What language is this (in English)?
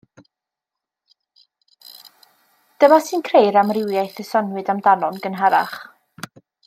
Welsh